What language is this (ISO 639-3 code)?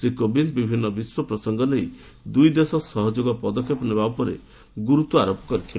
ori